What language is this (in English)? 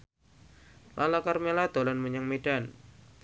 Javanese